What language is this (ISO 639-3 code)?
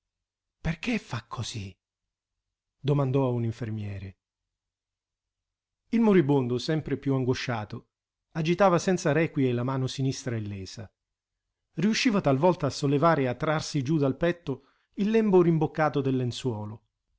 ita